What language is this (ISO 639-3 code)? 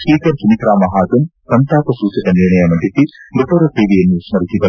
kan